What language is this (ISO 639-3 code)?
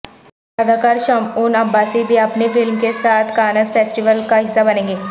urd